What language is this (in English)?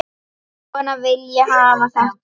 Icelandic